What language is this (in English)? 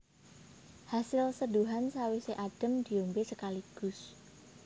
Javanese